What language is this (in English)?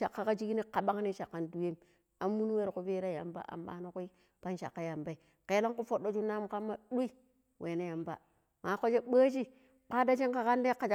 Pero